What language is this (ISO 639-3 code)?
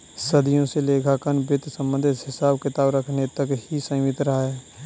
hin